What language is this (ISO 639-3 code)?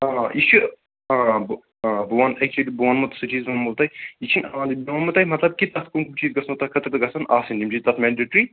kas